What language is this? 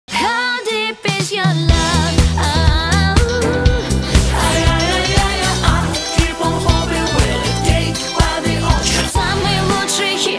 Ukrainian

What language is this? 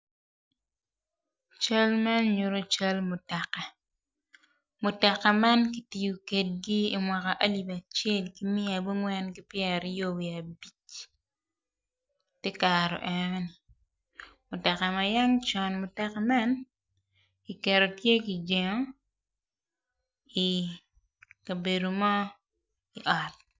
Acoli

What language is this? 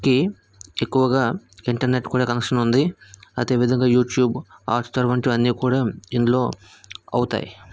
Telugu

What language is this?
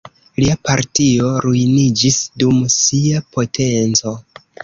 Esperanto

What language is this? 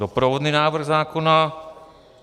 Czech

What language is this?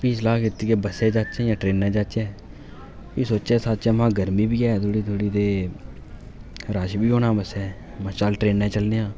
Dogri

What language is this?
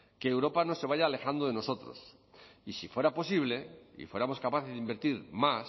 Spanish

